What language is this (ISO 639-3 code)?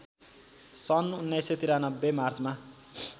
nep